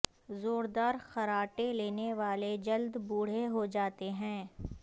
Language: Urdu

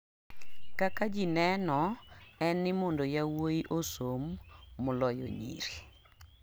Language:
Luo (Kenya and Tanzania)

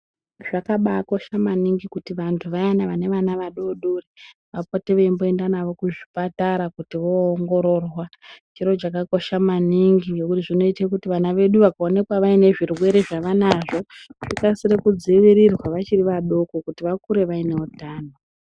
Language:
Ndau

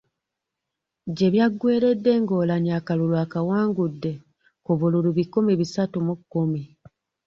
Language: Ganda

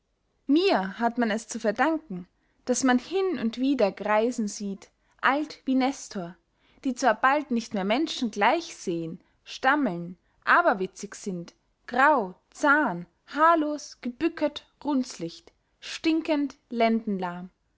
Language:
German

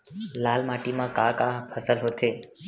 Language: Chhattisgarhi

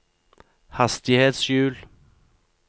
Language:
Norwegian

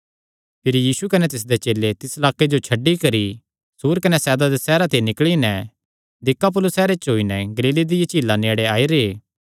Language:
Kangri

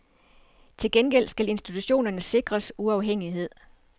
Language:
Danish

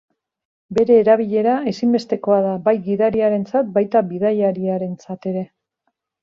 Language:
Basque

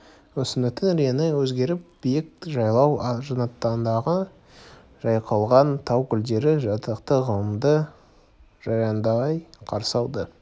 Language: Kazakh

